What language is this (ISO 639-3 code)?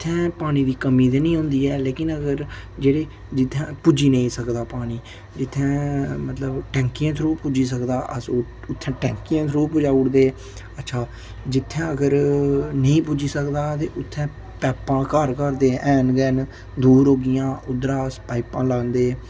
doi